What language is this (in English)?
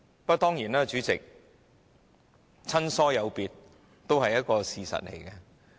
Cantonese